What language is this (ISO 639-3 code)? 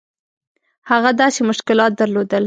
pus